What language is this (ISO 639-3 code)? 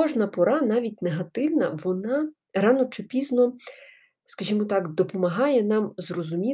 ukr